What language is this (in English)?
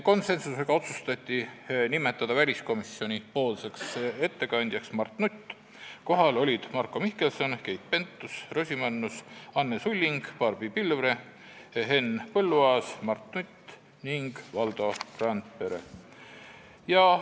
Estonian